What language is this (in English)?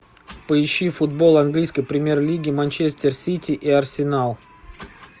Russian